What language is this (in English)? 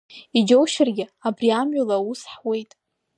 Abkhazian